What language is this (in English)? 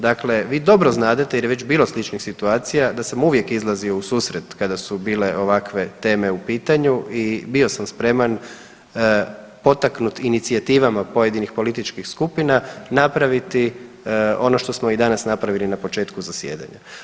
Croatian